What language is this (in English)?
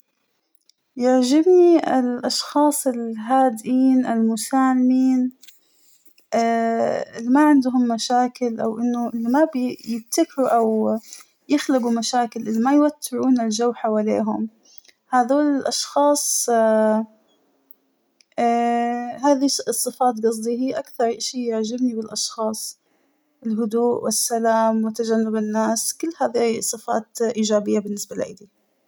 Hijazi Arabic